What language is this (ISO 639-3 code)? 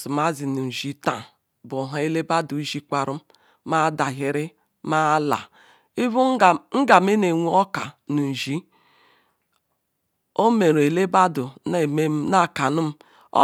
ikw